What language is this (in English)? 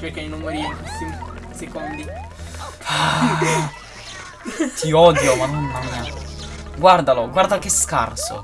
Italian